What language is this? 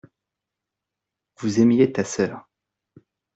French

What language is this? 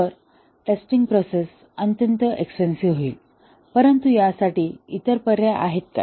Marathi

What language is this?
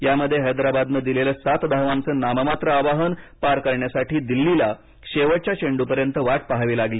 Marathi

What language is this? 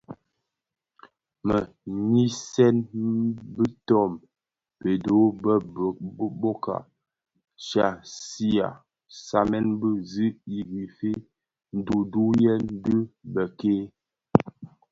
Bafia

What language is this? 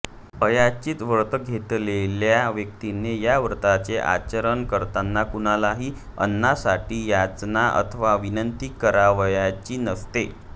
Marathi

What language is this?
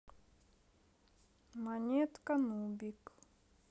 Russian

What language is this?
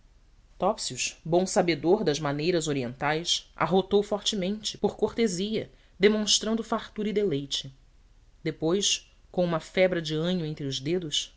Portuguese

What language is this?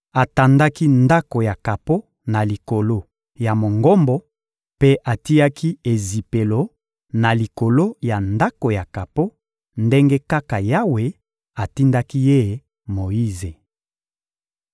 Lingala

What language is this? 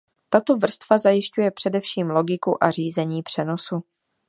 Czech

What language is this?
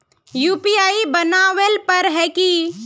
Magahi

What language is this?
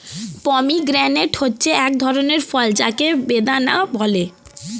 Bangla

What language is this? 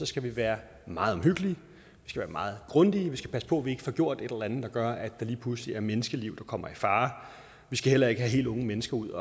Danish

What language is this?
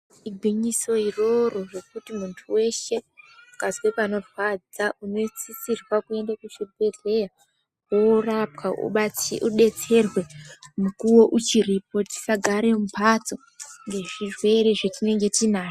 Ndau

